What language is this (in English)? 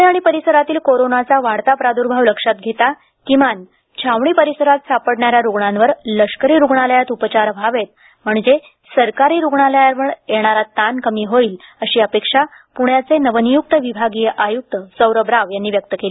Marathi